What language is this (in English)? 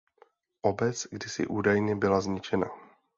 Czech